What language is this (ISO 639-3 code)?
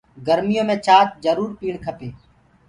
ggg